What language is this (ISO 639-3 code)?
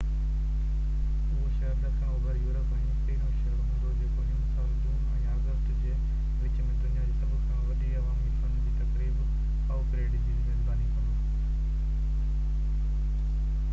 snd